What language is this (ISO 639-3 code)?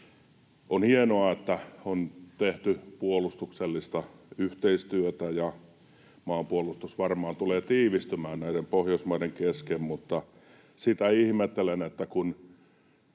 fin